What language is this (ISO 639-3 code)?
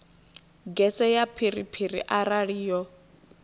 ven